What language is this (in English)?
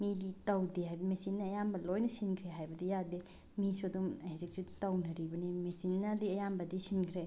Manipuri